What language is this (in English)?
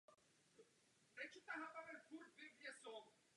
Czech